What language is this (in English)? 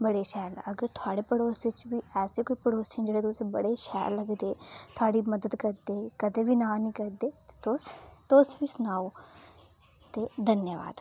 Dogri